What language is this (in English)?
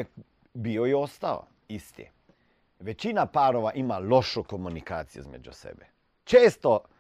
Croatian